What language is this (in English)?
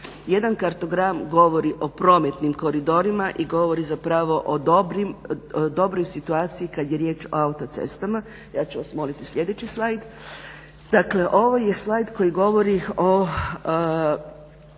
Croatian